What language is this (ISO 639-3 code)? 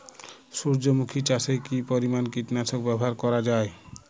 ben